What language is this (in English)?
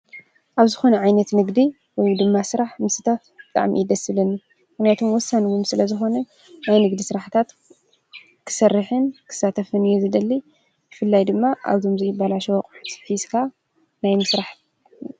Tigrinya